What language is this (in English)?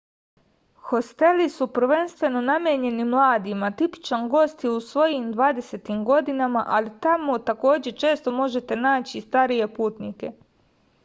Serbian